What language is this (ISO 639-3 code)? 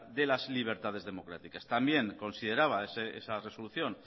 spa